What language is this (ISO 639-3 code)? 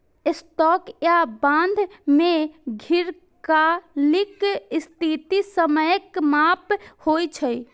mai